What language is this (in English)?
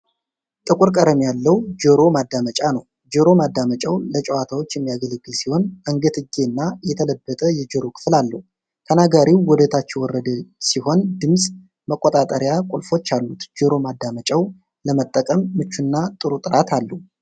Amharic